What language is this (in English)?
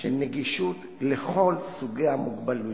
Hebrew